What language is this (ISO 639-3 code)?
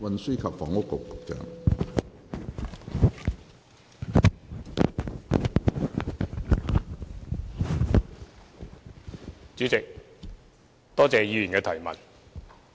yue